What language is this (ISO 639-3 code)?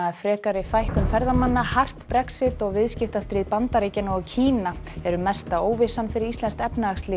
isl